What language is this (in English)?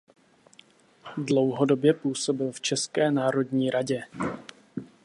Czech